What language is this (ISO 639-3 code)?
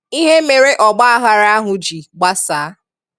ibo